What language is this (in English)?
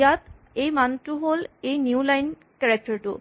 Assamese